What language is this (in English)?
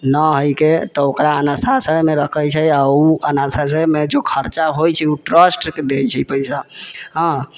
Maithili